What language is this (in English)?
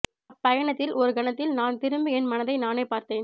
Tamil